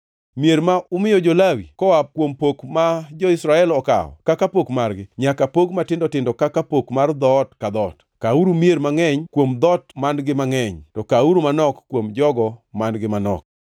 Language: Luo (Kenya and Tanzania)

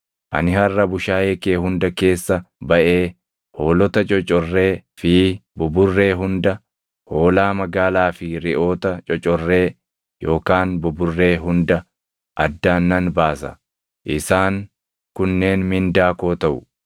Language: Oromo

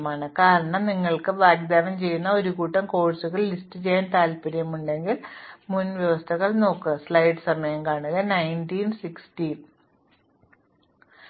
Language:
Malayalam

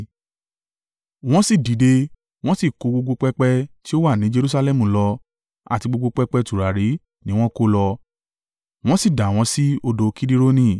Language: Yoruba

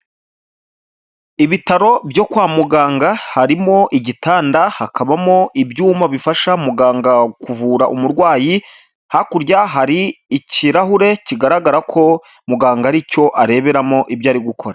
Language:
Kinyarwanda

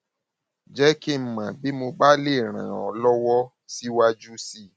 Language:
Yoruba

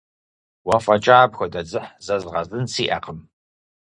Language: Kabardian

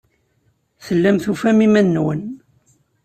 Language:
Kabyle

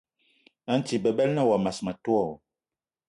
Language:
Eton (Cameroon)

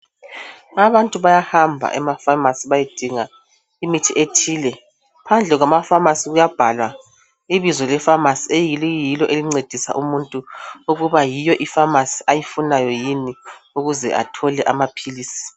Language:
North Ndebele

